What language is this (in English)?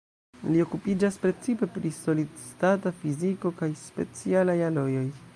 Esperanto